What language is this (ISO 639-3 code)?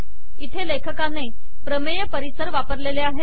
mar